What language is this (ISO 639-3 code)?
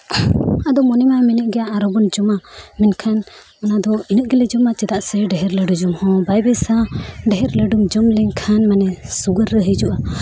sat